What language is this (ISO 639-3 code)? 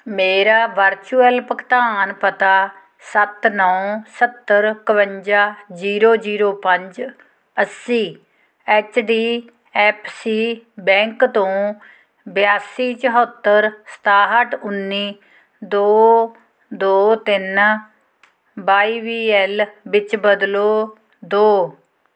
pan